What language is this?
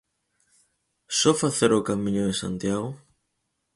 Galician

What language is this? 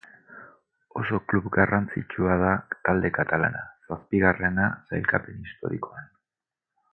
Basque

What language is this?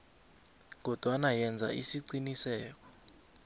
South Ndebele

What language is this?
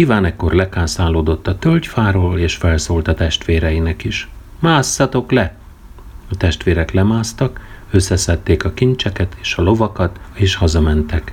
Hungarian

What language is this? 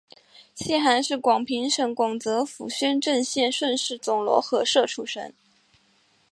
Chinese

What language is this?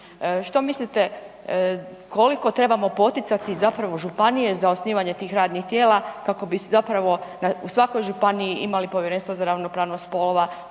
Croatian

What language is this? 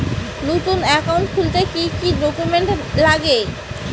Bangla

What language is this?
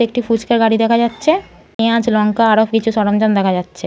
Bangla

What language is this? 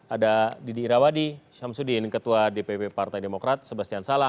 Indonesian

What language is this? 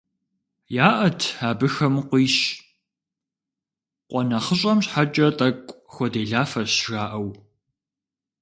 Kabardian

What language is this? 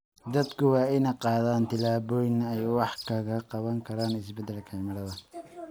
Somali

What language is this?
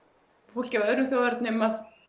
Icelandic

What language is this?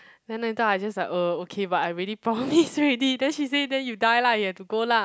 English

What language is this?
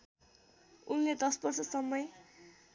Nepali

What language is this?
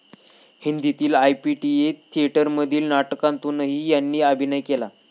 Marathi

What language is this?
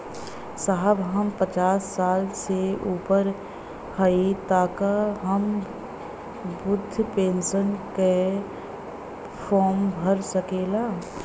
Bhojpuri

